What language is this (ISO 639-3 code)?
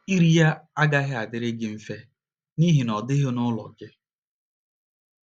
ibo